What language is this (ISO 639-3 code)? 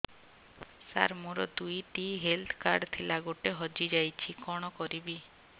ori